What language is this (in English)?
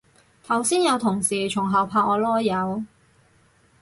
Cantonese